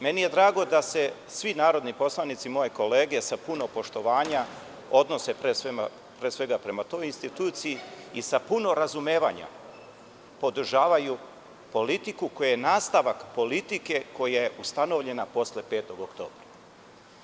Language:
Serbian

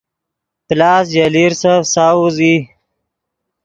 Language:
Yidgha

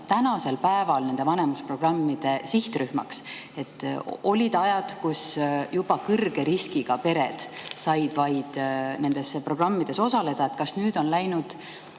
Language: Estonian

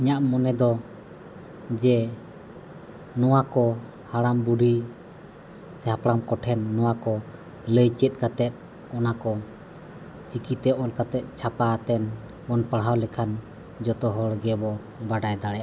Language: Santali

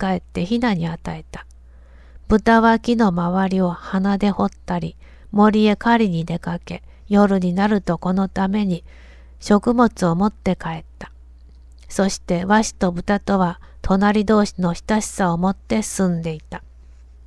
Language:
Japanese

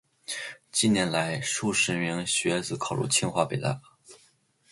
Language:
Chinese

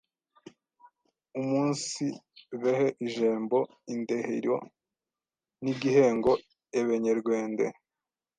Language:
Kinyarwanda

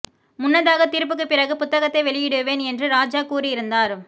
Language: Tamil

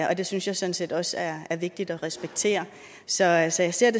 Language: Danish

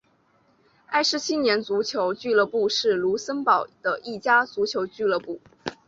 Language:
Chinese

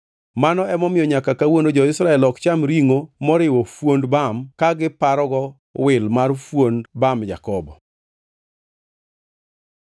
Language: Luo (Kenya and Tanzania)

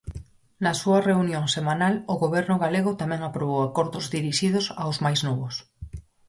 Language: Galician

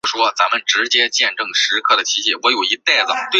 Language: Chinese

